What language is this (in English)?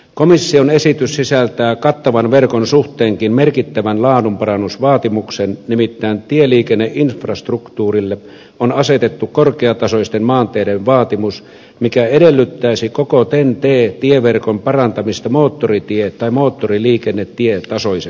Finnish